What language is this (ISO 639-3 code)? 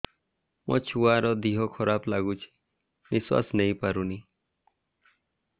ori